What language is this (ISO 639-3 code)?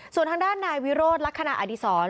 tha